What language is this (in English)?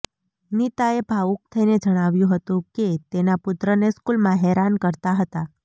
Gujarati